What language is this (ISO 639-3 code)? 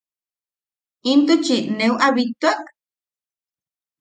yaq